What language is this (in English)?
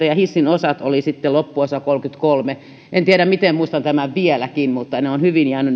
Finnish